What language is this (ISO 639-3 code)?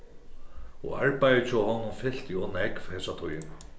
fao